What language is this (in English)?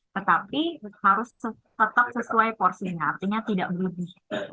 Indonesian